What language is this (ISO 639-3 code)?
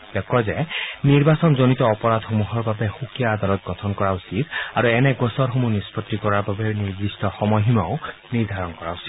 asm